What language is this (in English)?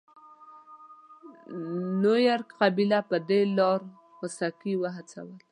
Pashto